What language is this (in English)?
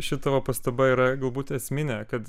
Lithuanian